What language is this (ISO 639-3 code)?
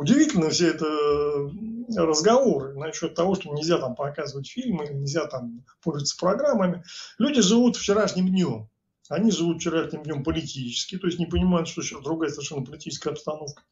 rus